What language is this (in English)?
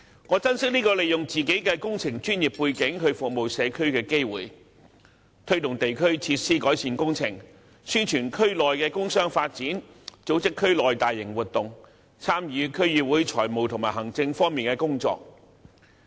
Cantonese